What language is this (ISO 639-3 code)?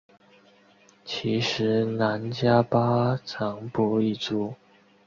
zho